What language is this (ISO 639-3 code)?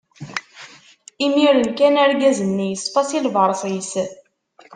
kab